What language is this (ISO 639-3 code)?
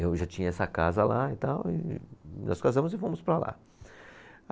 por